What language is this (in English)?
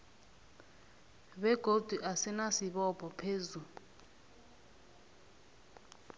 South Ndebele